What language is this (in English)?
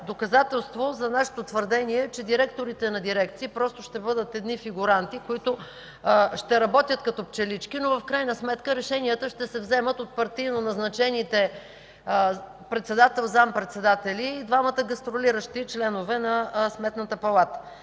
Bulgarian